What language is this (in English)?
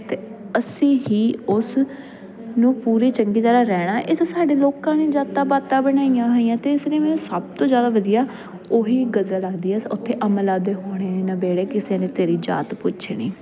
Punjabi